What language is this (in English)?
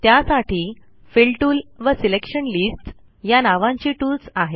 Marathi